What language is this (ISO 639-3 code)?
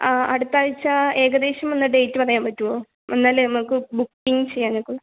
mal